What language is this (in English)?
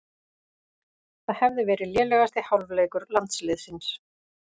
Icelandic